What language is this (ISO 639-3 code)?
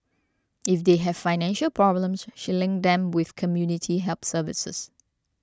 eng